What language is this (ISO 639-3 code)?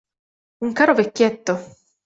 ita